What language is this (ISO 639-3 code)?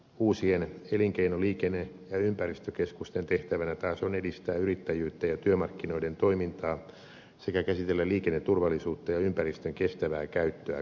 fin